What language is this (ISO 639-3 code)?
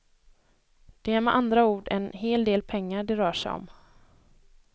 swe